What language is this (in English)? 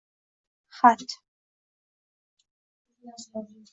Uzbek